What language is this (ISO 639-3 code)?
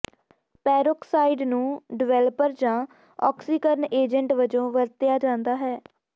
pan